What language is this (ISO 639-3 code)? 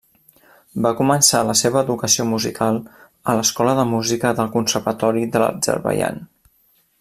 cat